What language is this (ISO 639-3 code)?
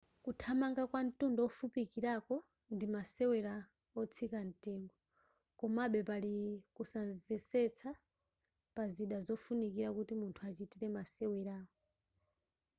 nya